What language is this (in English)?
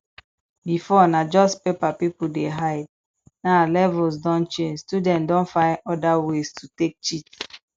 Nigerian Pidgin